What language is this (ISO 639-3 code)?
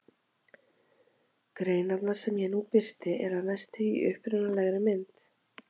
isl